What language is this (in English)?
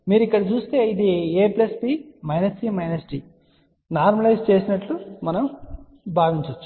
Telugu